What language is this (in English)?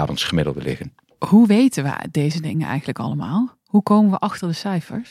Dutch